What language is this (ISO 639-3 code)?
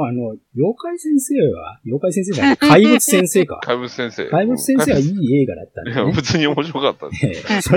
jpn